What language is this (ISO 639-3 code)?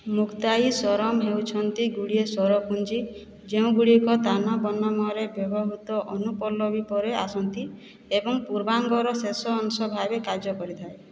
ori